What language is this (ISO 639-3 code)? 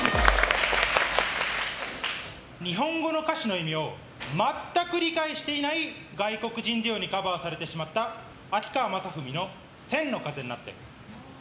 jpn